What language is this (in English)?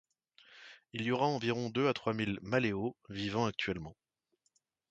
French